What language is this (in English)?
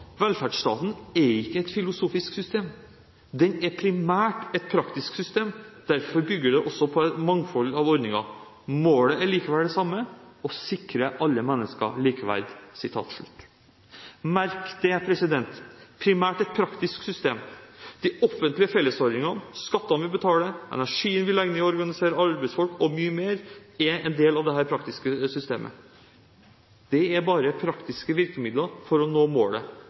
Norwegian Bokmål